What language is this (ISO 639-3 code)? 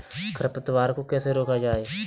hin